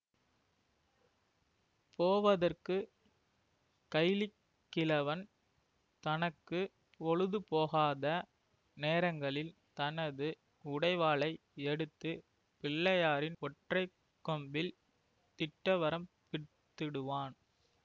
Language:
Tamil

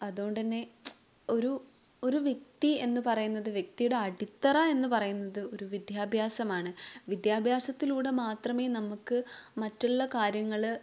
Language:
Malayalam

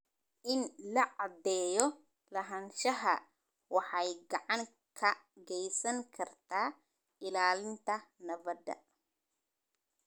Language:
Somali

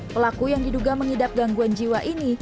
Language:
Indonesian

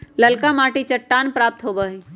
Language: Magahi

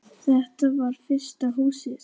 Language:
Icelandic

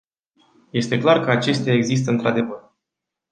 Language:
Romanian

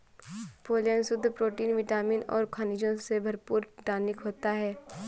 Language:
Hindi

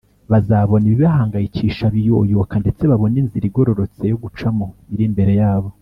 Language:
Kinyarwanda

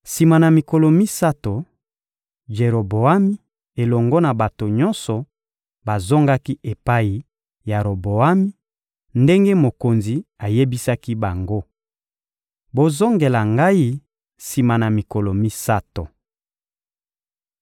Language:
Lingala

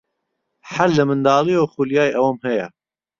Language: Central Kurdish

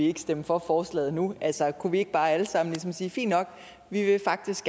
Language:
Danish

